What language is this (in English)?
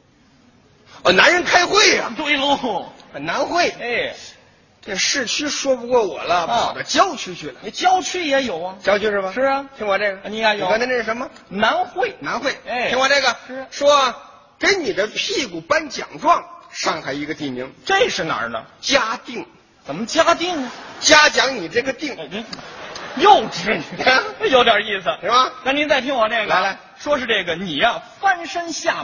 Chinese